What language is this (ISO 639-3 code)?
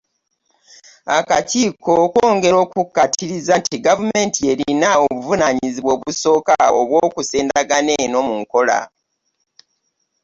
lug